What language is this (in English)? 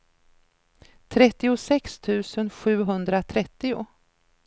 Swedish